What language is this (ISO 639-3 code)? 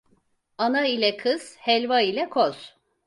tur